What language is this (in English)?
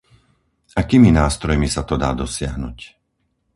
Slovak